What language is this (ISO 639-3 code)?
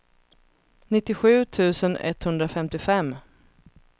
swe